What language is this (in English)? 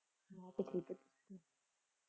Punjabi